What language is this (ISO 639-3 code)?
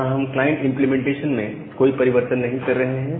hin